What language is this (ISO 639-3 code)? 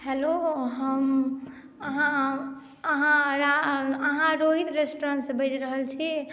mai